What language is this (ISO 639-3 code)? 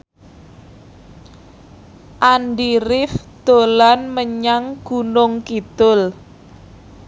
jav